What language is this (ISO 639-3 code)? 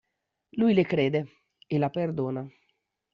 ita